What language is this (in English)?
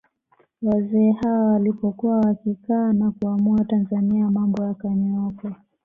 Swahili